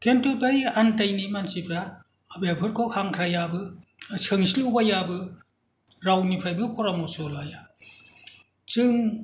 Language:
Bodo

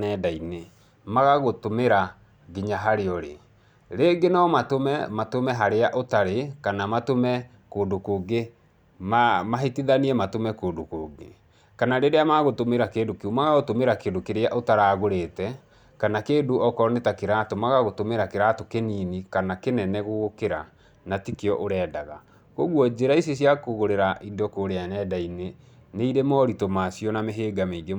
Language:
Kikuyu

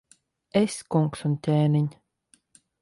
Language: Latvian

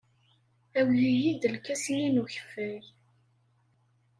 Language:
Kabyle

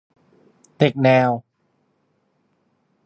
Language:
Thai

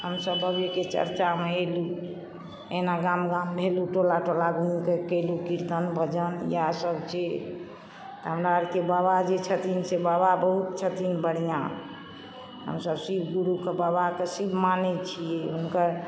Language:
Maithili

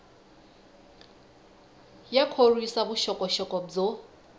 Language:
Tsonga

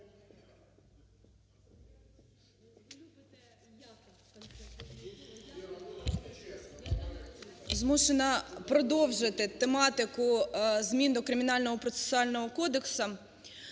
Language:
Ukrainian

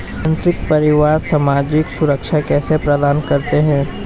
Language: Hindi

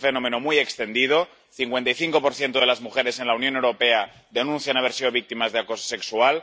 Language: Spanish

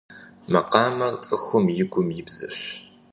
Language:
Kabardian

